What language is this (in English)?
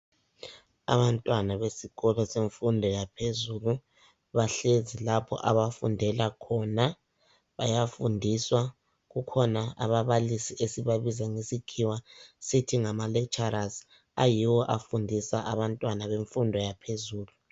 North Ndebele